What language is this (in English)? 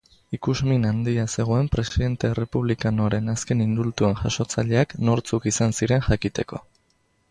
Basque